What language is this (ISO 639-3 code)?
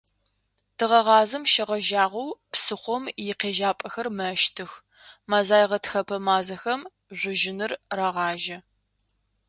ady